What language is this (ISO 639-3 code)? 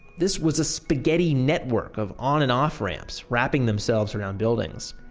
eng